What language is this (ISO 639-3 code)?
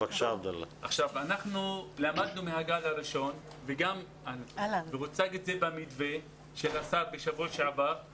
heb